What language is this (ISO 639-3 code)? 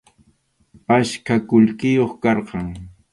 qxu